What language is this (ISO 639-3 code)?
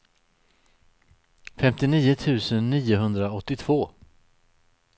swe